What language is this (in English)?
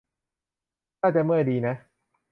Thai